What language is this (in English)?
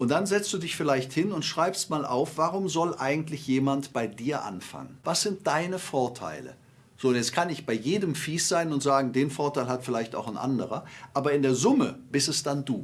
German